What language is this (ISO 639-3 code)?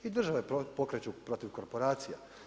hrv